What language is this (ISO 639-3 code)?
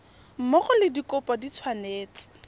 tsn